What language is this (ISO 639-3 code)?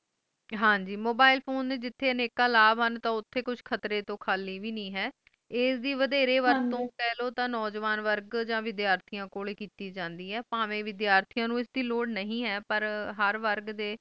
pan